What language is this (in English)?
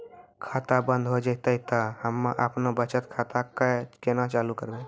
Maithili